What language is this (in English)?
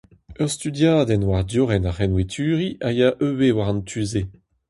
Breton